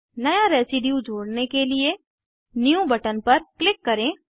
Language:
Hindi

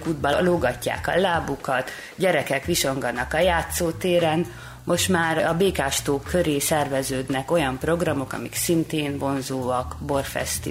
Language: Hungarian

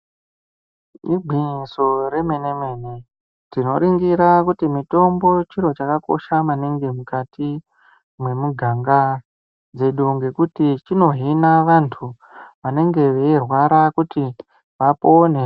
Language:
Ndau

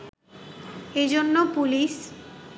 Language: Bangla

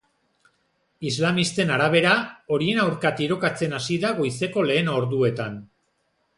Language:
Basque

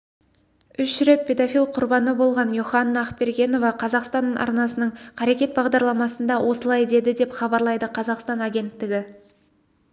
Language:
Kazakh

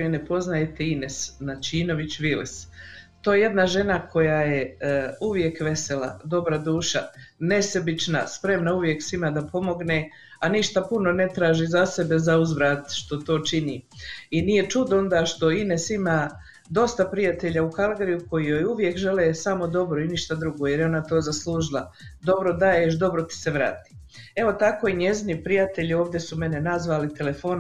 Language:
Croatian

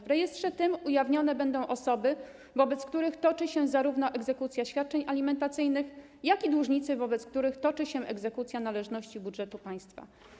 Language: Polish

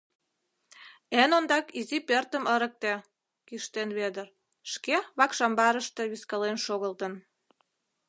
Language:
Mari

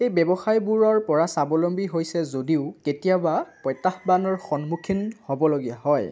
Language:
Assamese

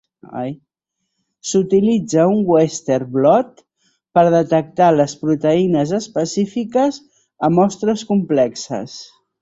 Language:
Catalan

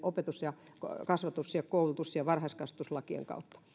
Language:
Finnish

